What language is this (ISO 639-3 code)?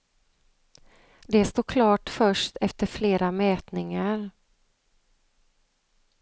swe